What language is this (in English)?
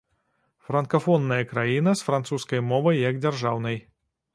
Belarusian